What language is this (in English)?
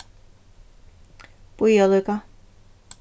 Faroese